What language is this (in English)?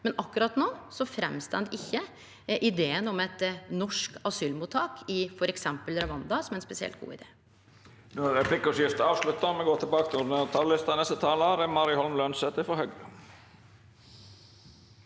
Norwegian